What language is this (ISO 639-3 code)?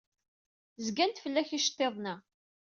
kab